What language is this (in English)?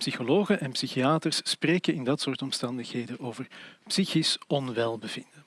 Dutch